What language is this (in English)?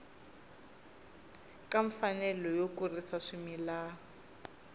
Tsonga